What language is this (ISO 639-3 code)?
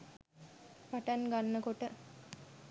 sin